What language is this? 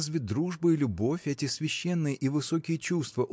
Russian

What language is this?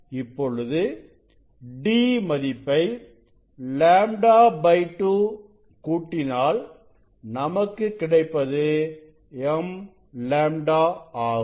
Tamil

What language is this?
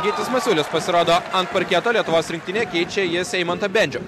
Lithuanian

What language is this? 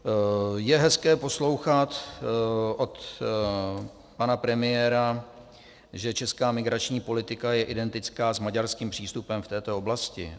Czech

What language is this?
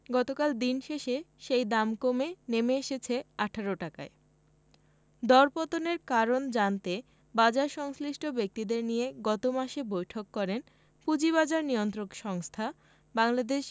Bangla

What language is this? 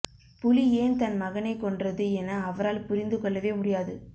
Tamil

